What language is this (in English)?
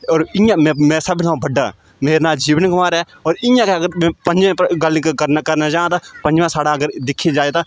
Dogri